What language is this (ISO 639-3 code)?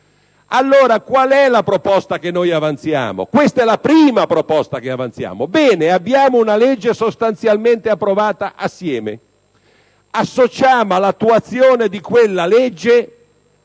ita